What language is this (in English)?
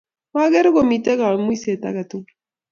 Kalenjin